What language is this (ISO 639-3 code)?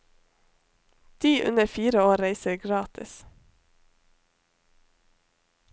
nor